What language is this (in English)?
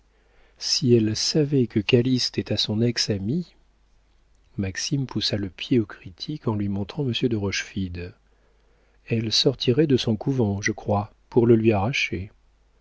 French